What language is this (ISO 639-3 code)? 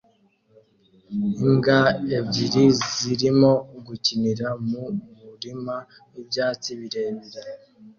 kin